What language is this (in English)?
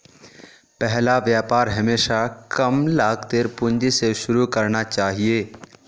Magahi